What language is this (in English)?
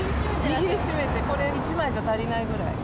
Japanese